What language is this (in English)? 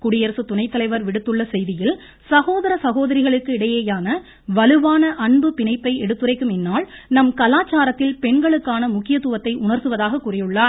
Tamil